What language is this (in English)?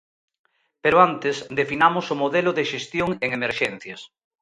Galician